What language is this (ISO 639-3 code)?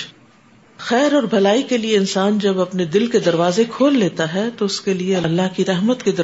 urd